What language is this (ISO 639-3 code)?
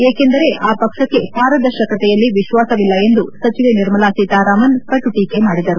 kan